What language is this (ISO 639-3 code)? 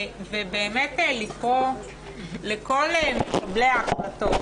heb